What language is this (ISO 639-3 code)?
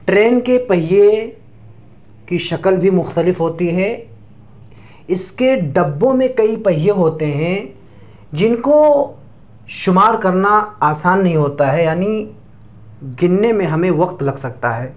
urd